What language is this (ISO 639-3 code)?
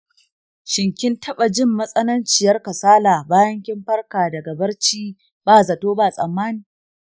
hau